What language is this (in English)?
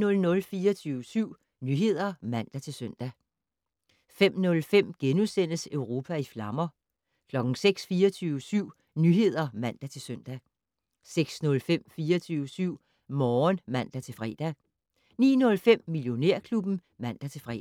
Danish